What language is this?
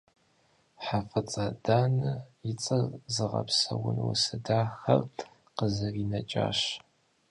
Kabardian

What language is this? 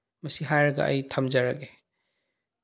Manipuri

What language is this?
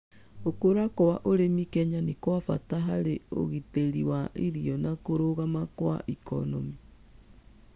Kikuyu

